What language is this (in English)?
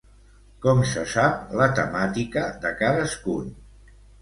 Catalan